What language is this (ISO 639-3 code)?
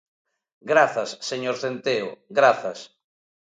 glg